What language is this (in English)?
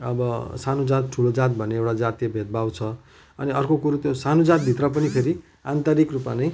Nepali